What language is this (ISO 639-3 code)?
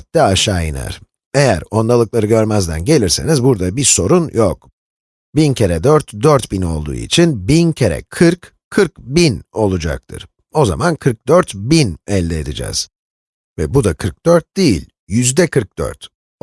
tur